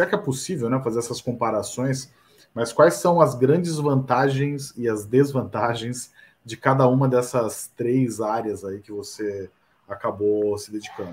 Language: Portuguese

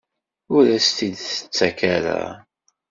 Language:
Kabyle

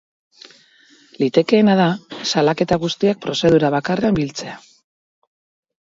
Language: Basque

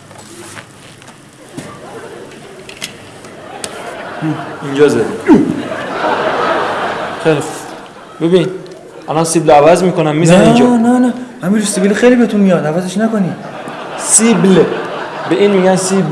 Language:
Persian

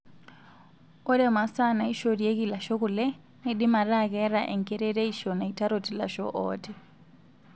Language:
Masai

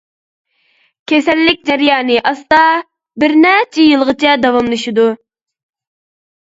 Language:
Uyghur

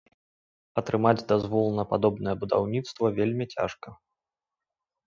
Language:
Belarusian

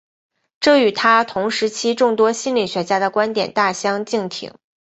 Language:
Chinese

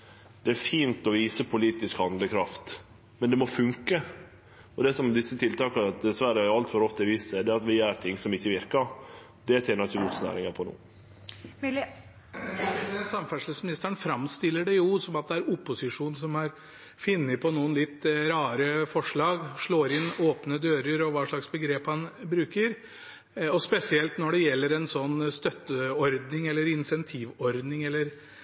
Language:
Norwegian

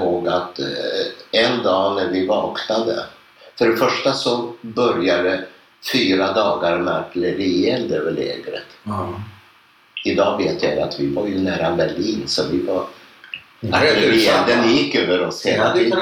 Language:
Swedish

